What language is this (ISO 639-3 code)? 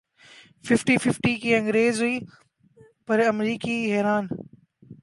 urd